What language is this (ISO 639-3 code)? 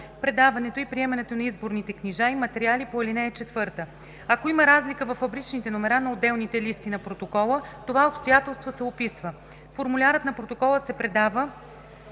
bul